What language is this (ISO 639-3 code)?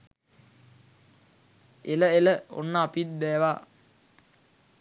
sin